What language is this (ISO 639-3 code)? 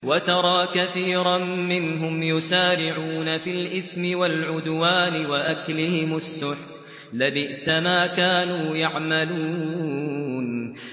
ara